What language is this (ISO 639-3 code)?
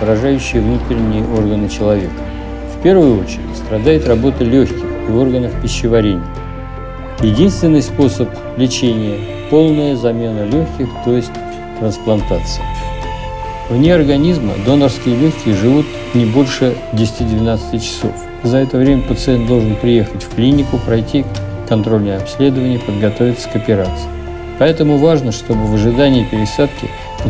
rus